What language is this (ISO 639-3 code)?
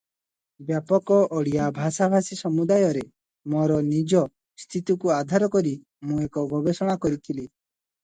ori